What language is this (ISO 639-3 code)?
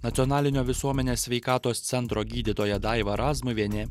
lit